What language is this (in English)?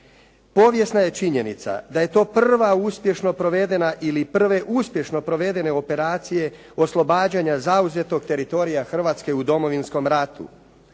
Croatian